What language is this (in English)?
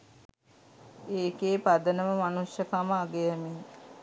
Sinhala